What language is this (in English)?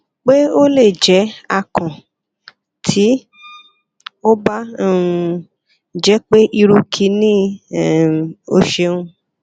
Yoruba